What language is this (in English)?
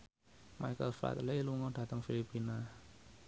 Javanese